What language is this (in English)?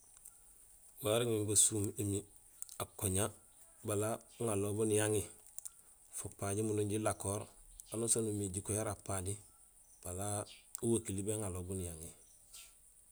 Gusilay